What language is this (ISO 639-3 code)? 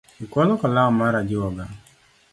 luo